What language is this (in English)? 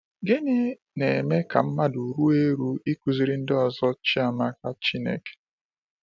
Igbo